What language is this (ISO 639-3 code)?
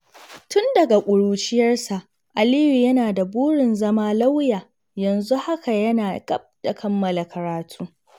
hau